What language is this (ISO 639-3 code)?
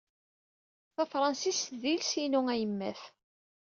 kab